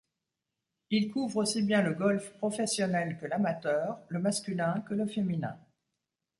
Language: French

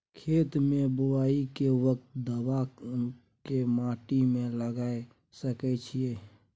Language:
Maithili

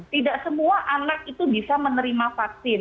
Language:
Indonesian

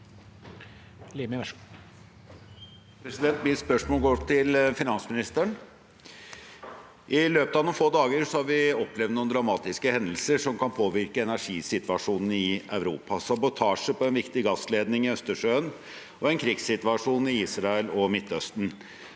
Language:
Norwegian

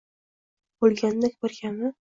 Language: Uzbek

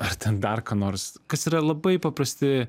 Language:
Lithuanian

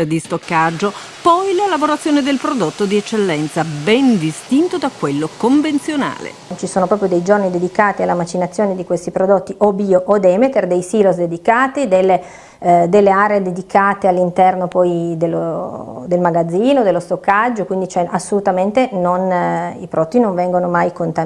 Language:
Italian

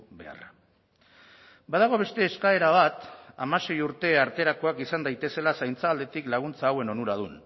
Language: Basque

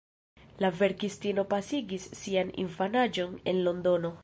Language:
Esperanto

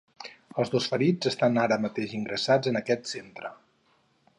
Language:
Catalan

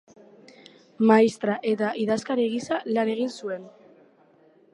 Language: Basque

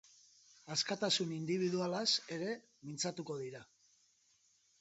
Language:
Basque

